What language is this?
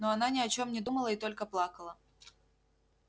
Russian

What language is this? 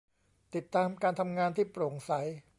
Thai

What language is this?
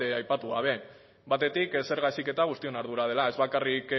Basque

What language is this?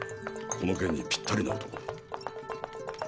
Japanese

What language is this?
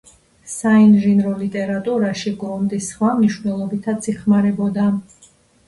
Georgian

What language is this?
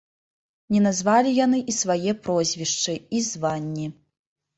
Belarusian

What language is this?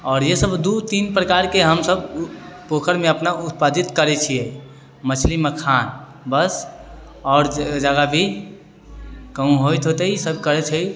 Maithili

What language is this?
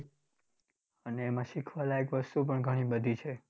Gujarati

